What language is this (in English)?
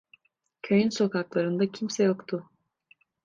Turkish